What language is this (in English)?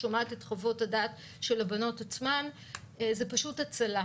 Hebrew